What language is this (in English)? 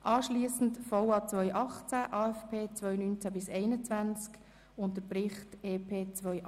Swiss German